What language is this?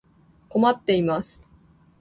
Japanese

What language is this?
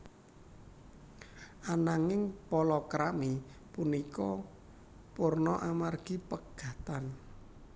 Javanese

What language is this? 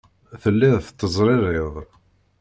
Kabyle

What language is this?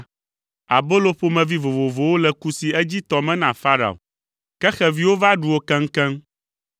Ewe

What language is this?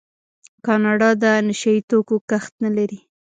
Pashto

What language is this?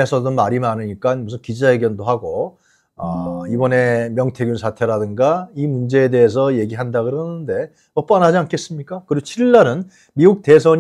Korean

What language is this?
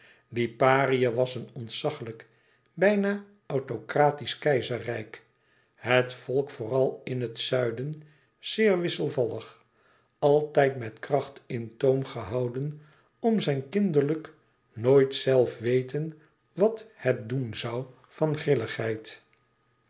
Dutch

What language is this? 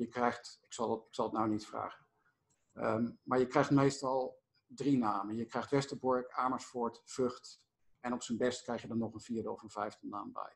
Dutch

